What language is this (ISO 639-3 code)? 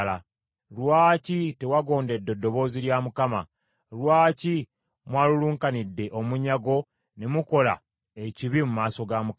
lug